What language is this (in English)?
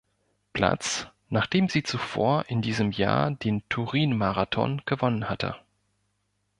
German